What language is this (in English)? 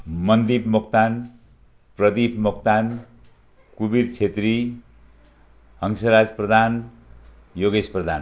Nepali